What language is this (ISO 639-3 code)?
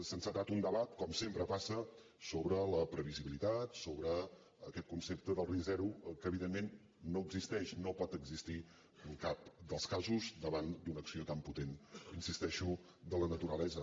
cat